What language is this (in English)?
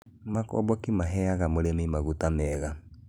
Kikuyu